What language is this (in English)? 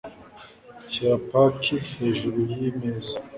Kinyarwanda